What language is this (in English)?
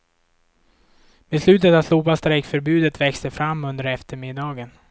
Swedish